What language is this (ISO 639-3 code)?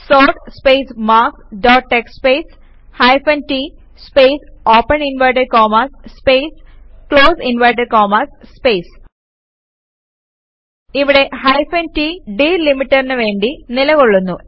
mal